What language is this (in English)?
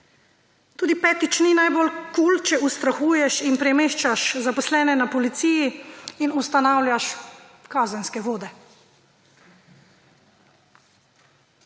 Slovenian